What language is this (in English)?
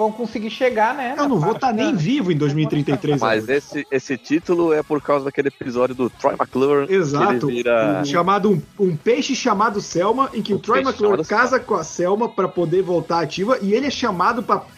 Portuguese